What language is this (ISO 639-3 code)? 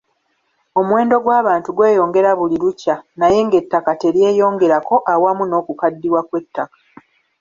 lug